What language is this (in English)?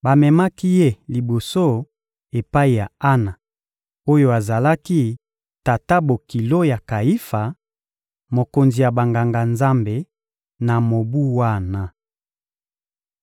Lingala